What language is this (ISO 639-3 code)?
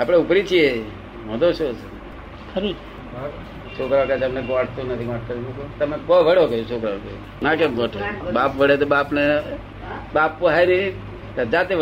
guj